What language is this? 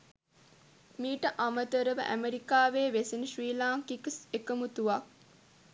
Sinhala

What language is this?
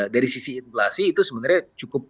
Indonesian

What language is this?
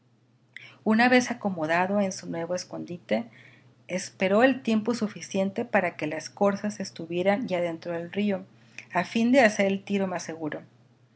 Spanish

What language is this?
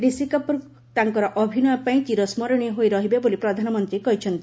Odia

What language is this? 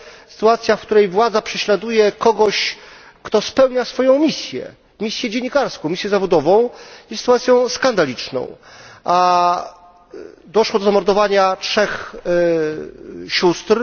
Polish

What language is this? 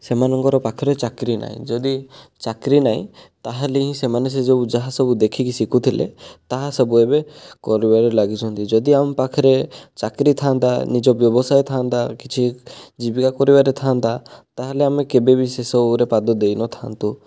Odia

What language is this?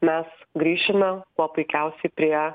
Lithuanian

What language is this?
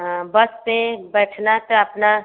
Hindi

